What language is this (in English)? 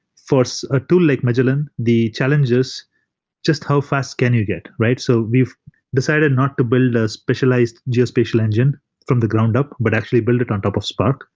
English